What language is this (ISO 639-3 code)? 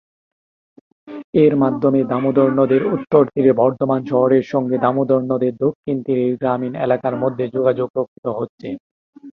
ben